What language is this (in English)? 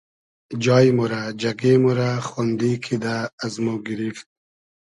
Hazaragi